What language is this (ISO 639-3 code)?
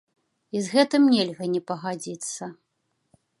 bel